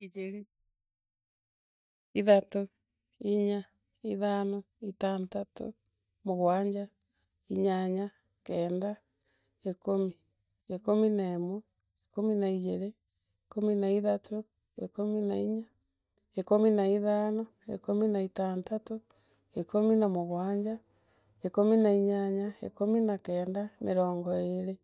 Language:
Meru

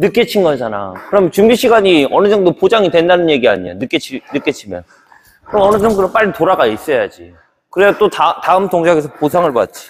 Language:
Korean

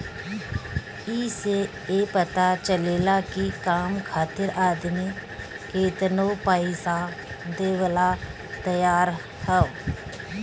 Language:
Bhojpuri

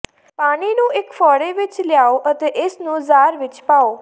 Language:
Punjabi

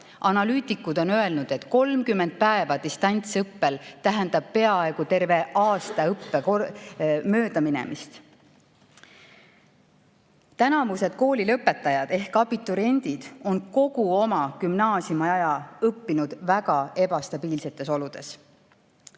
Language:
Estonian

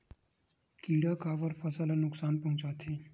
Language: Chhattisgarhi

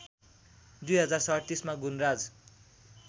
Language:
Nepali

